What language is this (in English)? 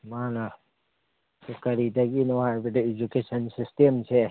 Manipuri